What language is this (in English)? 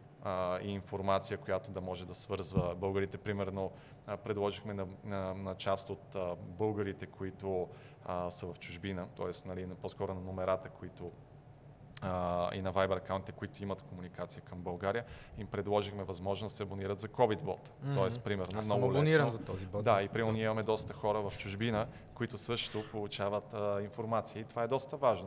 Bulgarian